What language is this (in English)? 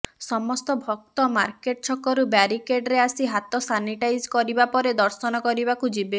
Odia